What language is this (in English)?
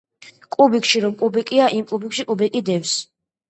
Georgian